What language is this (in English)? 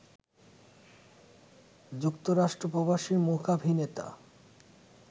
Bangla